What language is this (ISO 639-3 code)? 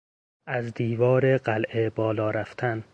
fas